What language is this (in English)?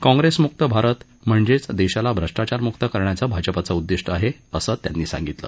Marathi